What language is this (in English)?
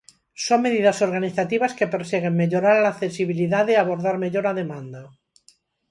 Galician